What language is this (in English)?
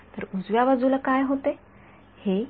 Marathi